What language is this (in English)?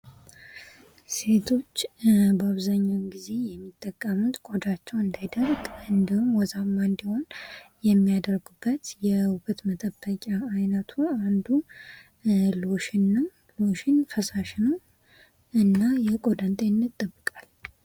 Amharic